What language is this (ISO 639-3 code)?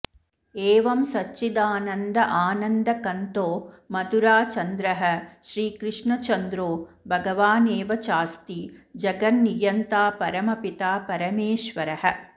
san